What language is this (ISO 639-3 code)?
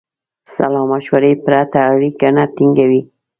pus